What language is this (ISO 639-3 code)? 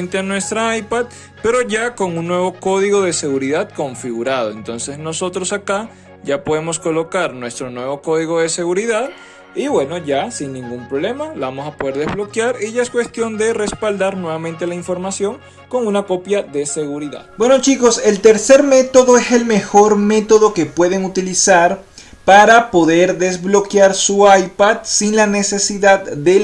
spa